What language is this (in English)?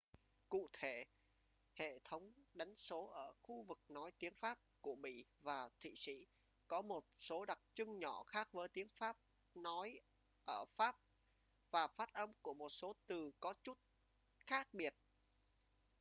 Vietnamese